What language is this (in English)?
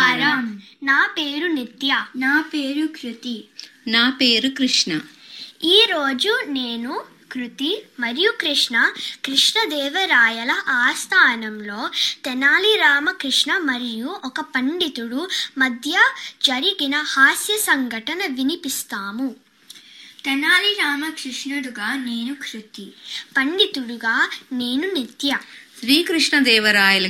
Telugu